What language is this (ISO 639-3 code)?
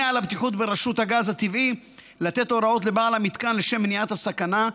heb